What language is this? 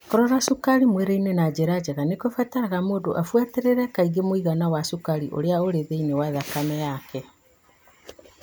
Kikuyu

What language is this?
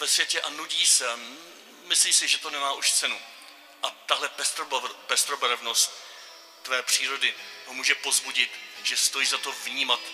Czech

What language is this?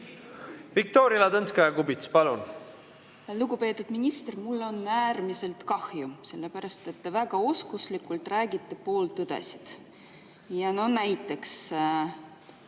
Estonian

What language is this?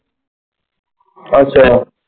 Punjabi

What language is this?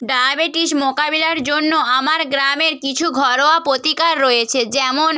Bangla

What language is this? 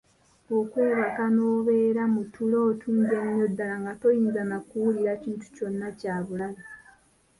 Ganda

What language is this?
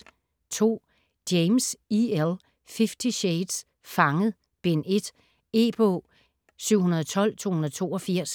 Danish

